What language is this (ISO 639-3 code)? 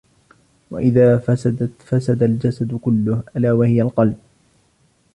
ara